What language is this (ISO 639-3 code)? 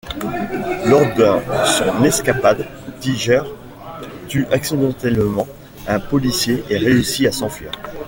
fra